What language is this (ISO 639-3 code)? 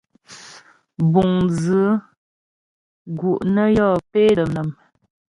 bbj